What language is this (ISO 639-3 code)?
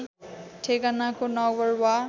nep